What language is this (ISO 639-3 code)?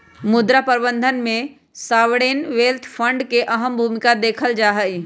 mag